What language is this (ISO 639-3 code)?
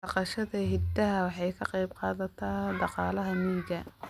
som